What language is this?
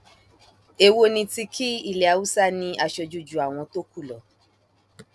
Yoruba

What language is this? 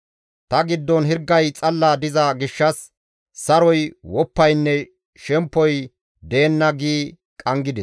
Gamo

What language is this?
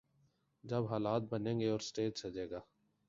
Urdu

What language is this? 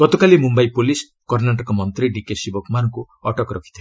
Odia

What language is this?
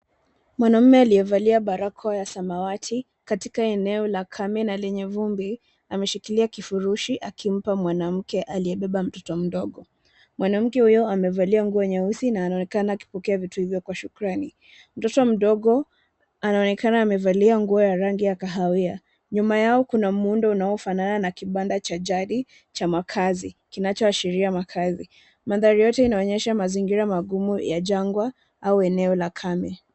Swahili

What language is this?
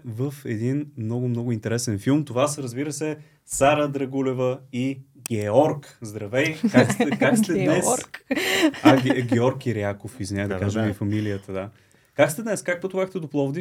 Bulgarian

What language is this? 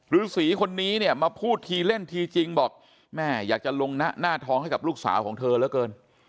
Thai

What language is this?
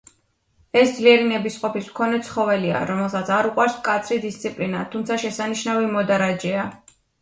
Georgian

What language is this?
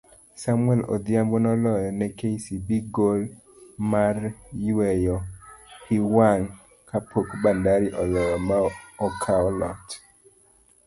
Luo (Kenya and Tanzania)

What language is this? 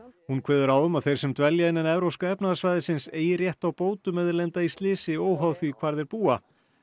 Icelandic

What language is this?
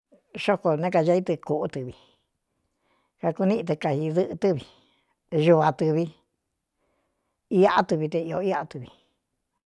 Cuyamecalco Mixtec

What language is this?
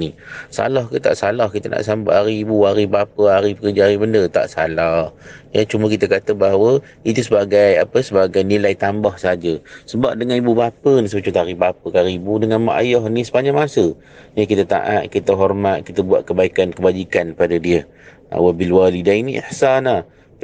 Malay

